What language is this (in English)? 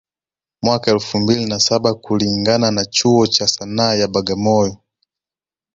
Swahili